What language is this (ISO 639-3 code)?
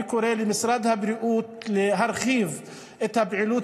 heb